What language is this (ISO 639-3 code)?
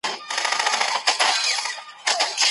pus